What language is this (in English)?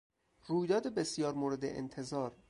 Persian